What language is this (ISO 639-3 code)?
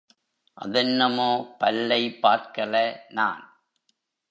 tam